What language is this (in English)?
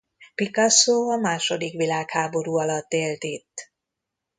Hungarian